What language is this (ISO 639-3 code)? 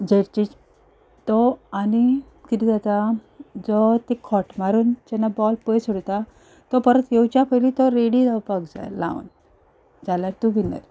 kok